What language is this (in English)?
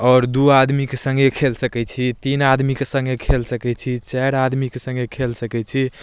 Maithili